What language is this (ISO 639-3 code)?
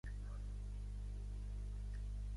cat